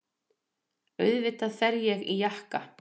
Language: Icelandic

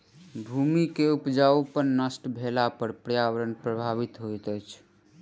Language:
Maithili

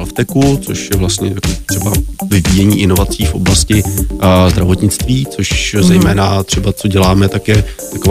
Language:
Czech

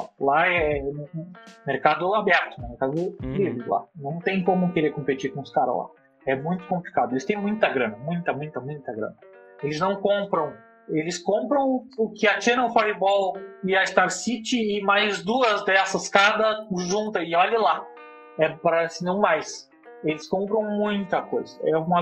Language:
Portuguese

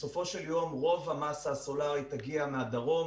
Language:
Hebrew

